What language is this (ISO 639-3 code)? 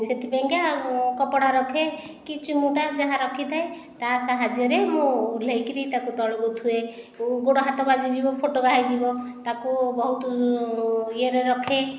ori